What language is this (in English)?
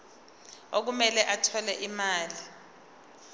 Zulu